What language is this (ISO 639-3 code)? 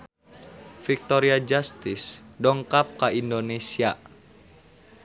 sun